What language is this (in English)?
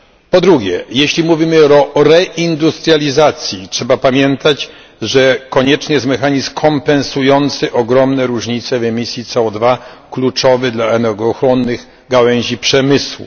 Polish